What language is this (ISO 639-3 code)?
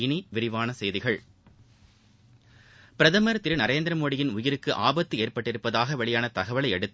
tam